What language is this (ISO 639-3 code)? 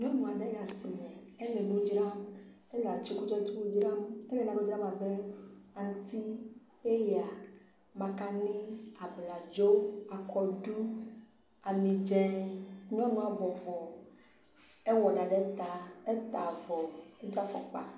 ewe